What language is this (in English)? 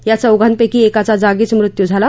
Marathi